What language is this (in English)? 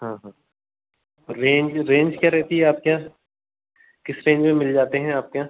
Hindi